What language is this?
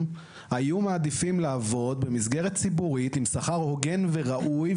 Hebrew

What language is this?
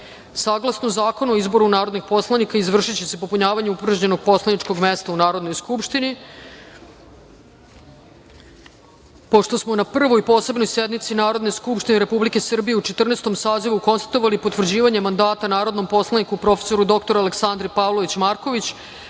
Serbian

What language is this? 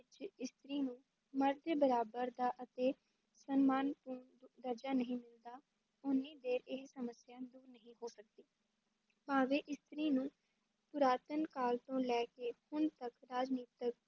Punjabi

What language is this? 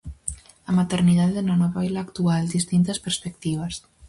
Galician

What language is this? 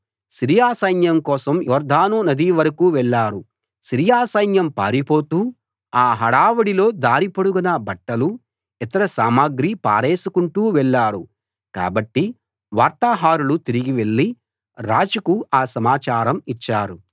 Telugu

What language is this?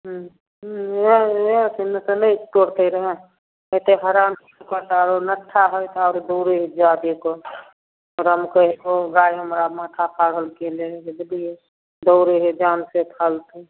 Maithili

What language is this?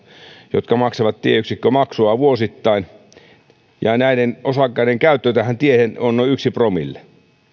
Finnish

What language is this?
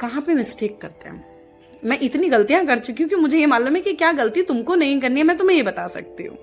Hindi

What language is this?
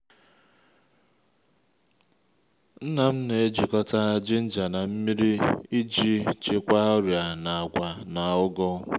Igbo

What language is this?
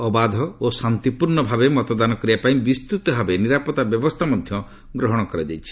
Odia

